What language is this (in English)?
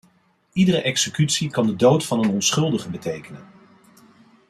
Dutch